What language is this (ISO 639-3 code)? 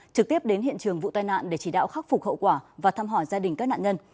vie